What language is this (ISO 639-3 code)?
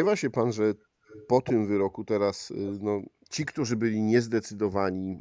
pol